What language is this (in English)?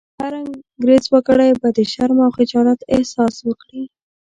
Pashto